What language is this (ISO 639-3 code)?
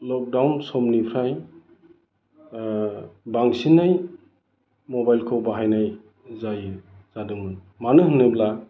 brx